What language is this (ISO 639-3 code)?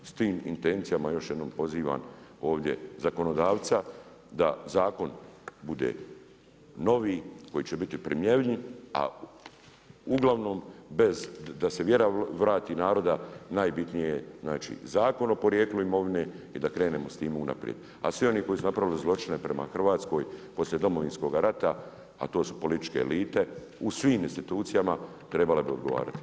hrv